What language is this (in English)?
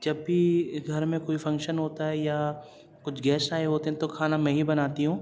Urdu